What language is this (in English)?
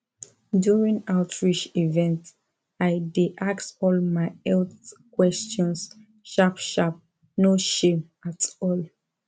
Nigerian Pidgin